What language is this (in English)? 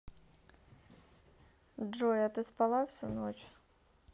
Russian